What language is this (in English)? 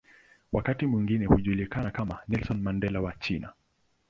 Swahili